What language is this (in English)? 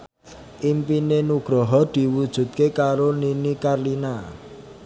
Javanese